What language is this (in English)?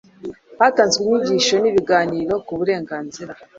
Kinyarwanda